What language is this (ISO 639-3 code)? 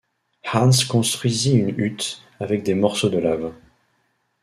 fra